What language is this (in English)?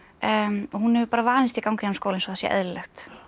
Icelandic